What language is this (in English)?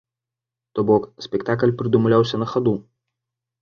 Belarusian